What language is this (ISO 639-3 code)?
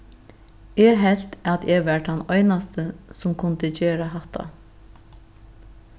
fao